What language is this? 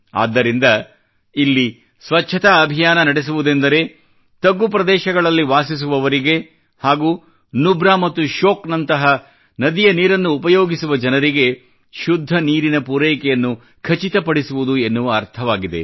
Kannada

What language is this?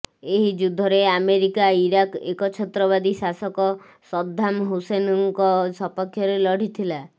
Odia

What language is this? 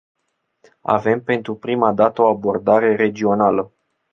Romanian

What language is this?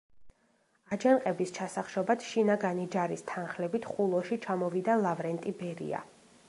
Georgian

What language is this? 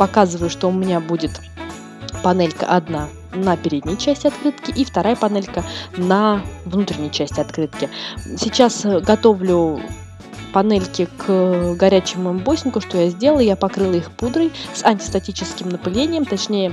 Russian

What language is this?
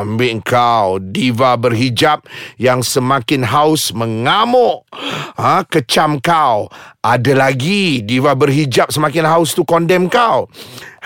Malay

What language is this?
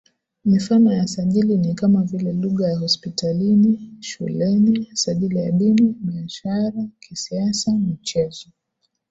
Swahili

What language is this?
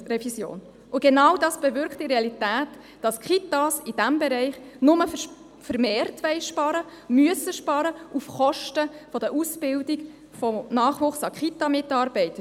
Swiss German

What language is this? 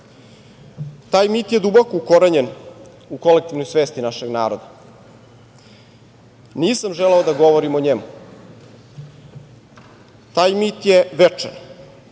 Serbian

